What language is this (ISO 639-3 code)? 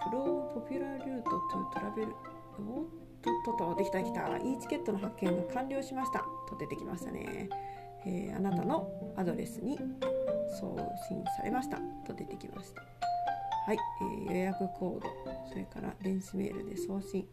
jpn